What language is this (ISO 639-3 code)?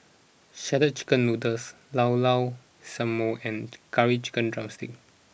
eng